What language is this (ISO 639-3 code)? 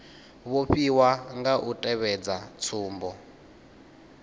ven